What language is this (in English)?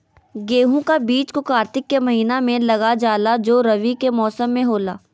Magahi